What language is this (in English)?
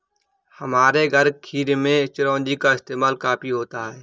Hindi